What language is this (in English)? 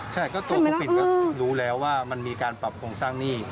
Thai